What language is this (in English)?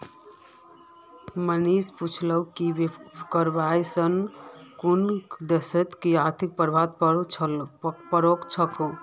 Magahi